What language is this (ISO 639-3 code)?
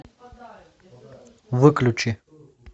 rus